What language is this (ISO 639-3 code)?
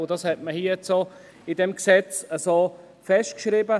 gsw